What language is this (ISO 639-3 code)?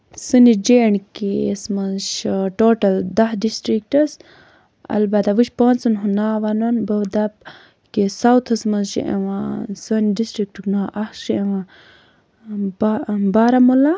kas